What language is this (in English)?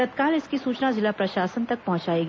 Hindi